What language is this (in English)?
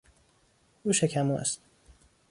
Persian